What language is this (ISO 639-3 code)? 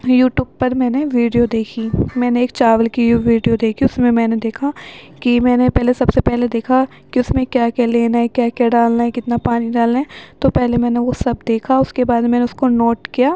urd